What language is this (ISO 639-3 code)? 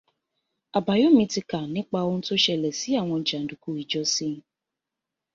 yor